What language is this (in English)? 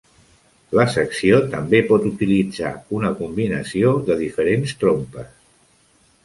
Catalan